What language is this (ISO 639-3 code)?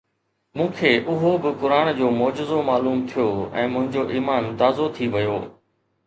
snd